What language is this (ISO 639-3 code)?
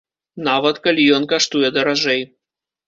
bel